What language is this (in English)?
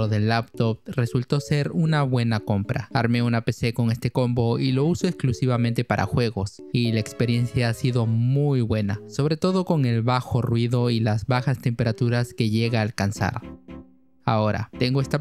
Spanish